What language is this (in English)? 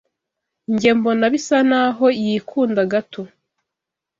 Kinyarwanda